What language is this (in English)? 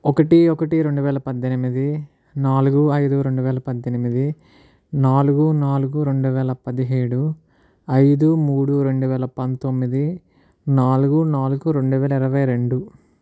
Telugu